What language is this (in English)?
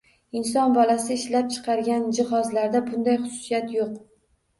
Uzbek